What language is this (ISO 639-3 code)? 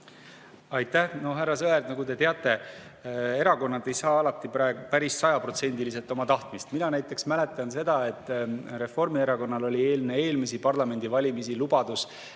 est